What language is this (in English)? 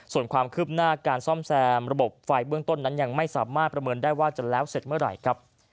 Thai